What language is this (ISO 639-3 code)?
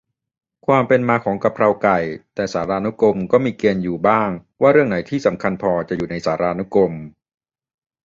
tha